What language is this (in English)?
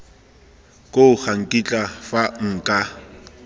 Tswana